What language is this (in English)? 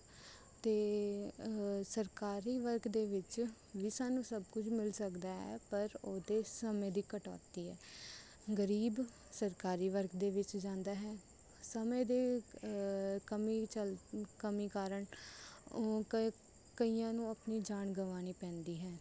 Punjabi